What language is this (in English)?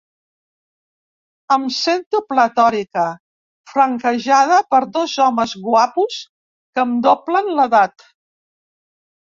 Catalan